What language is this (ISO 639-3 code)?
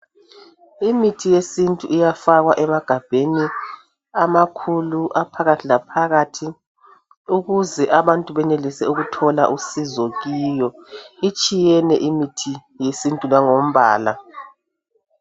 nde